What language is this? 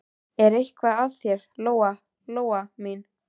Icelandic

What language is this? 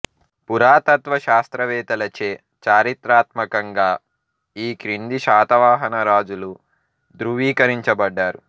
Telugu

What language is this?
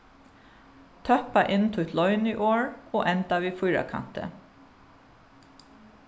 Faroese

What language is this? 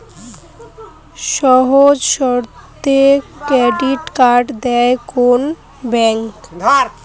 Bangla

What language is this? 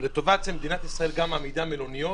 Hebrew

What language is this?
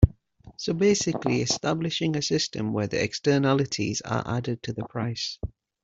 English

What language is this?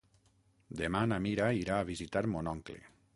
Catalan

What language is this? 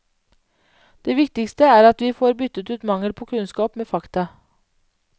Norwegian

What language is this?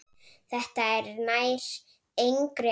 Icelandic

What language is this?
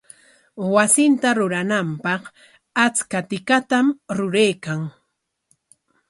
Corongo Ancash Quechua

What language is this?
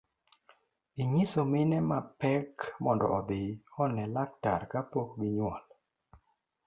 Luo (Kenya and Tanzania)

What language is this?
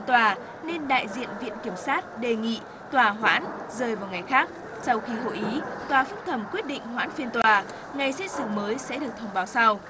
Vietnamese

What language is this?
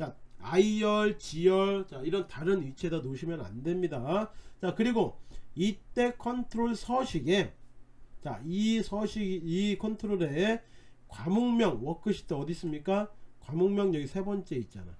Korean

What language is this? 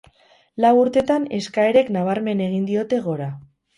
Basque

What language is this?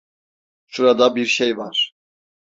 Turkish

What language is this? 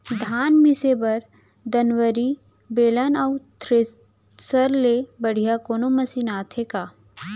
Chhattisgarhi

